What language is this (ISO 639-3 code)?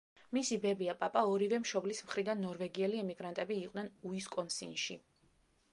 kat